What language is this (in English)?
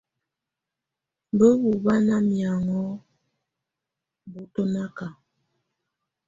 Tunen